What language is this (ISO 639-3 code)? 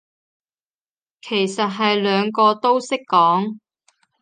yue